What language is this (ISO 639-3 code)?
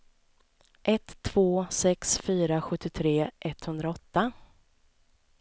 swe